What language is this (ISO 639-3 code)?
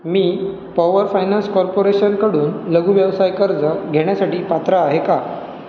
mar